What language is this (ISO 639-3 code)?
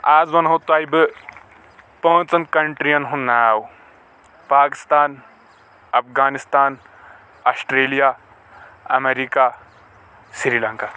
kas